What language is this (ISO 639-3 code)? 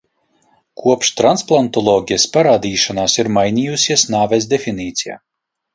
lav